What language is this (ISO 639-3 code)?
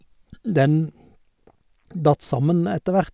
nor